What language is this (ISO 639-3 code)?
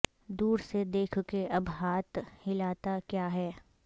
urd